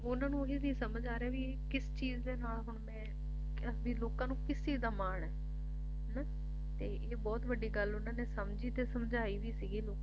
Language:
Punjabi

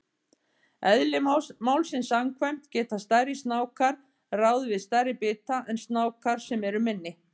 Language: Icelandic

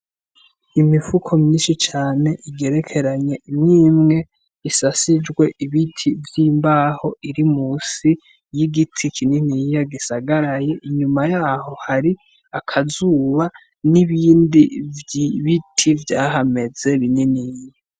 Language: Rundi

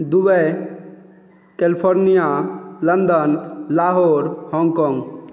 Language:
Maithili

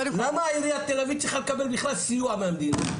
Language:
Hebrew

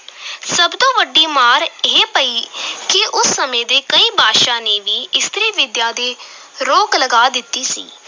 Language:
Punjabi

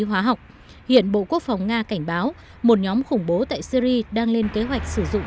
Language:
Vietnamese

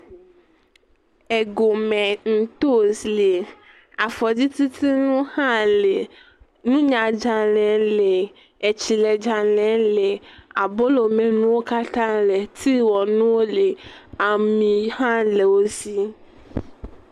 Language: Ewe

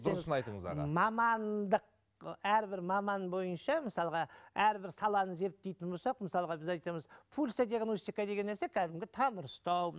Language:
Kazakh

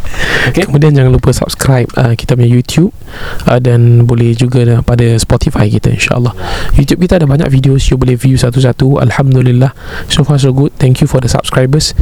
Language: Malay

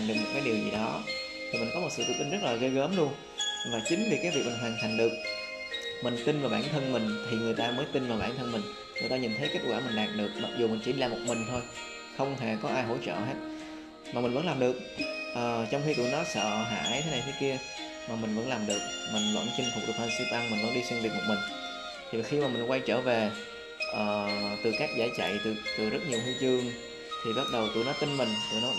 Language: Vietnamese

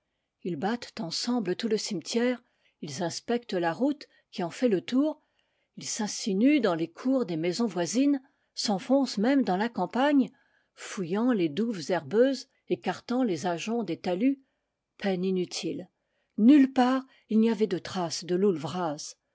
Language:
French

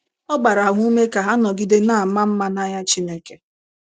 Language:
Igbo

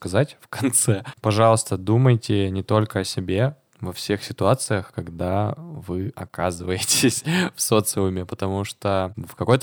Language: Russian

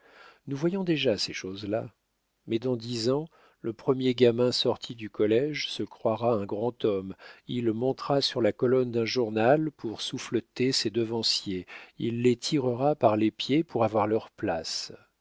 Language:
French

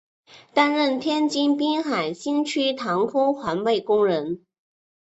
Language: Chinese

